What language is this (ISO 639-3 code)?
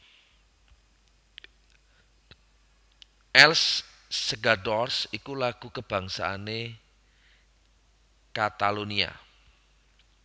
jav